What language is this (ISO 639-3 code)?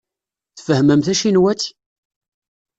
kab